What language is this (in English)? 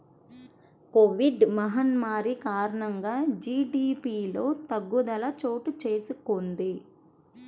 Telugu